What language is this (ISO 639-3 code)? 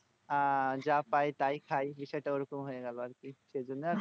ben